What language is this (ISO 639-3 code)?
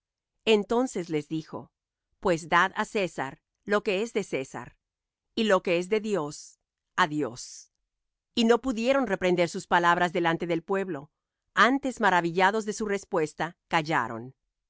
spa